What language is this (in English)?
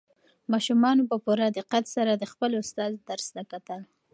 Pashto